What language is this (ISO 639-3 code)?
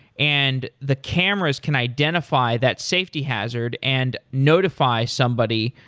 eng